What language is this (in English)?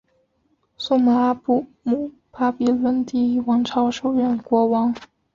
Chinese